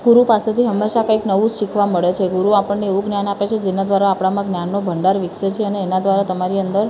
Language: Gujarati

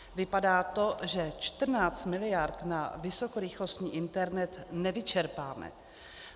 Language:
Czech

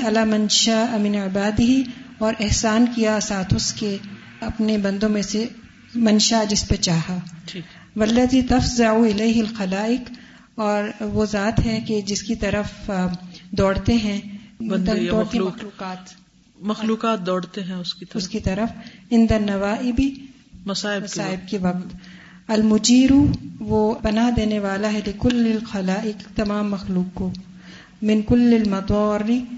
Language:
Urdu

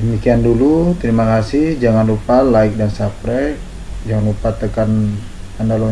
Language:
Indonesian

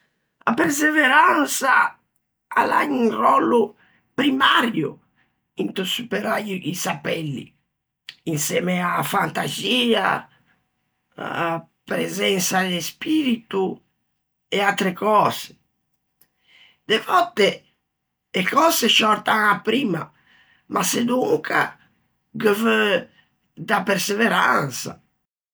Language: Ligurian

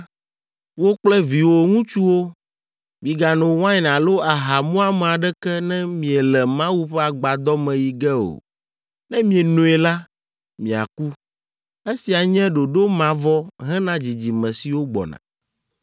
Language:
Ewe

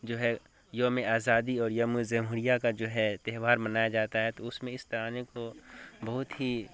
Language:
Urdu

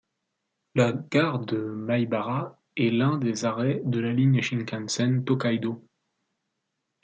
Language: French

